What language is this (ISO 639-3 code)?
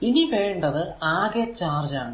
mal